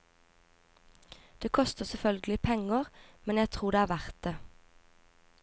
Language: Norwegian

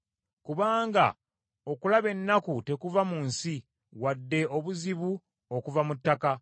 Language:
Ganda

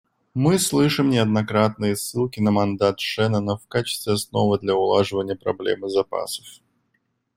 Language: Russian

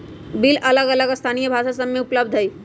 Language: Magahi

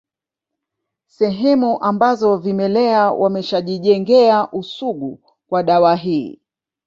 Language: Swahili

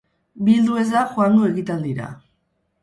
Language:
Basque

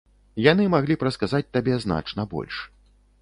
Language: Belarusian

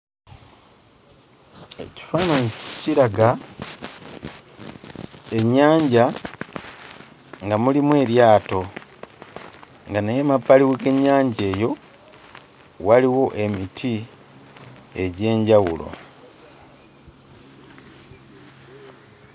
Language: Ganda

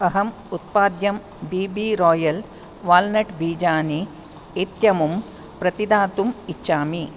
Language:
Sanskrit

